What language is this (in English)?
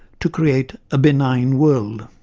English